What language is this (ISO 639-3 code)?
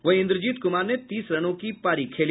hin